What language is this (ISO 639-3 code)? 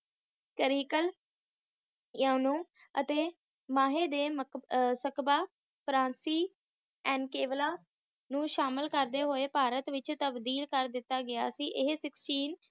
pan